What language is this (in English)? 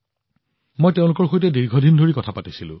Assamese